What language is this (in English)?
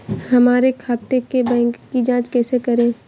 Hindi